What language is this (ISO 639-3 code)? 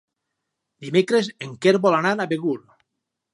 cat